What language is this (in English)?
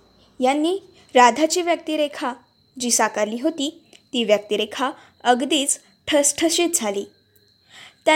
Marathi